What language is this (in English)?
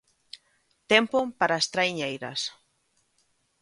Galician